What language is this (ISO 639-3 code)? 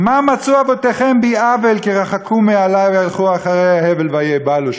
heb